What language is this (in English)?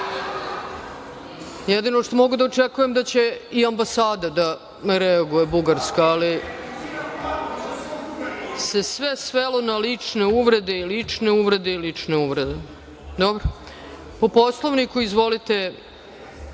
Serbian